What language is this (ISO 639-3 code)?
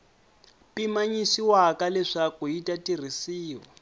tso